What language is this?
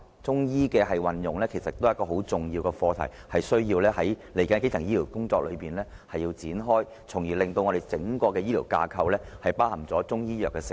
Cantonese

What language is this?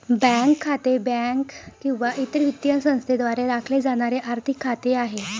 Marathi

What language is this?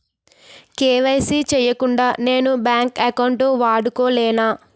Telugu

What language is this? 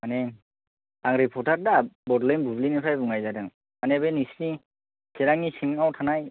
Bodo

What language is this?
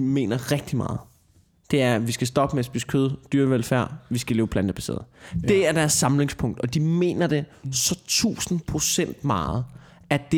Danish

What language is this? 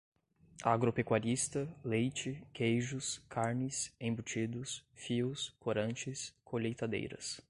Portuguese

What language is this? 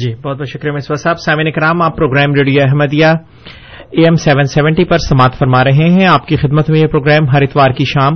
Urdu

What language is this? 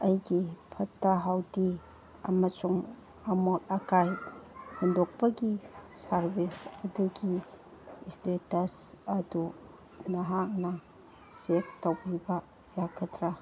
Manipuri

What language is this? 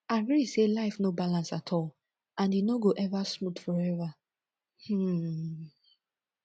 Nigerian Pidgin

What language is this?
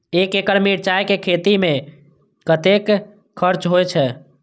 Maithili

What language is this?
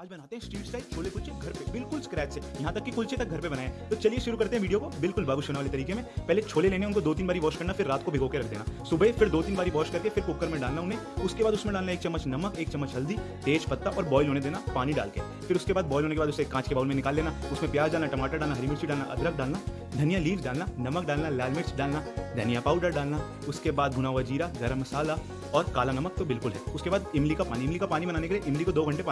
Hindi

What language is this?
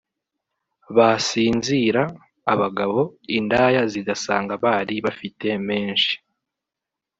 Kinyarwanda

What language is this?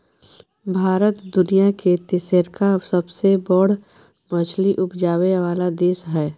Maithili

